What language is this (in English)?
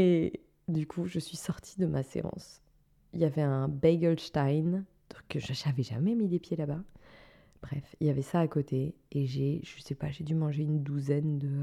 French